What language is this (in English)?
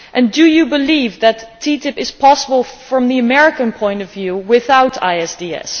English